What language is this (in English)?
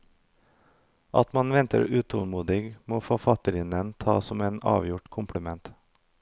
Norwegian